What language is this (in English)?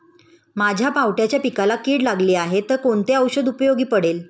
Marathi